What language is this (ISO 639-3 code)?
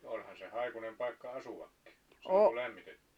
fin